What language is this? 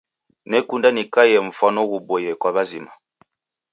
Taita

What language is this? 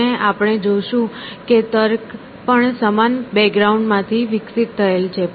Gujarati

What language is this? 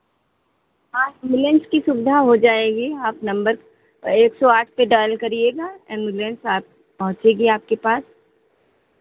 Hindi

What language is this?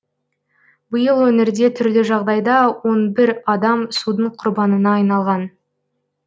Kazakh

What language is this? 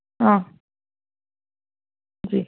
Urdu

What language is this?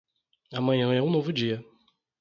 Portuguese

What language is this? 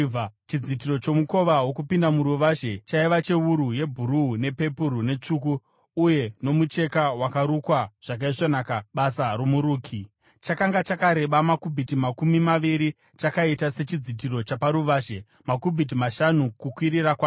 Shona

